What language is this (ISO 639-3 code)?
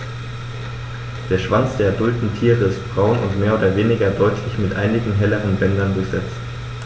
deu